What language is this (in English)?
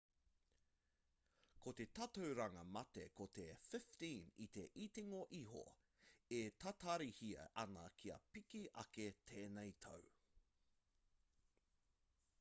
Māori